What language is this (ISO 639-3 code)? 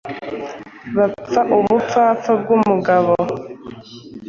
kin